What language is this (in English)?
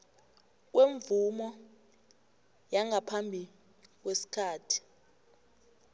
South Ndebele